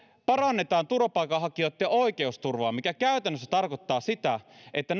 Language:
Finnish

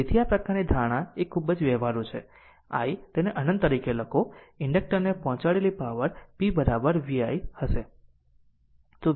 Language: Gujarati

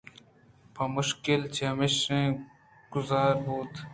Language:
Eastern Balochi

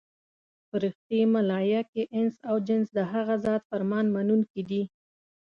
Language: Pashto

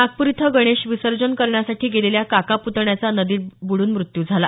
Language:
Marathi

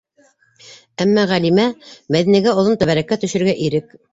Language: Bashkir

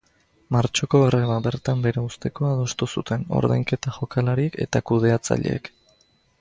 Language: Basque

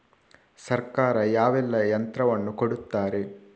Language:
Kannada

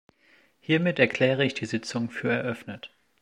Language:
German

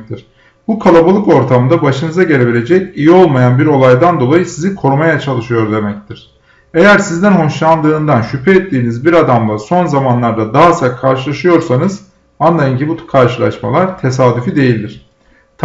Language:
Turkish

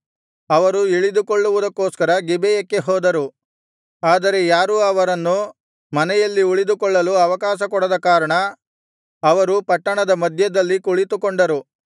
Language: Kannada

